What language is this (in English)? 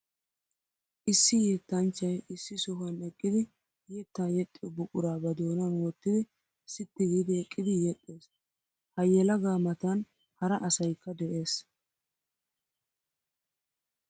Wolaytta